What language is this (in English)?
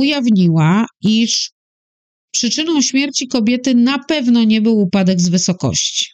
Polish